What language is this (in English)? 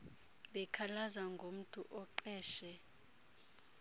Xhosa